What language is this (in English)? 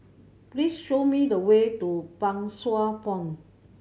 English